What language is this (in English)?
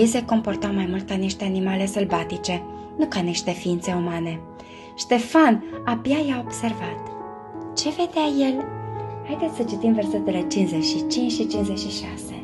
Romanian